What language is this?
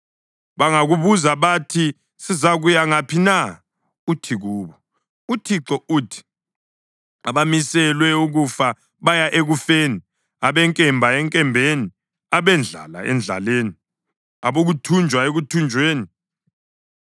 North Ndebele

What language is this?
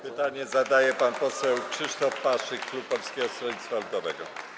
Polish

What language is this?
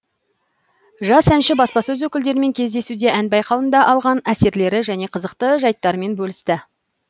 Kazakh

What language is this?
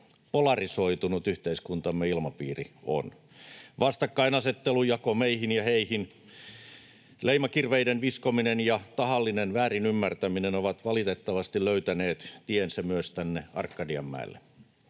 Finnish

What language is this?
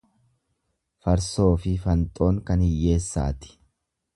Oromo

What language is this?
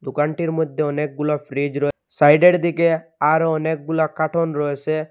Bangla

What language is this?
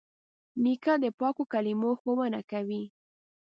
Pashto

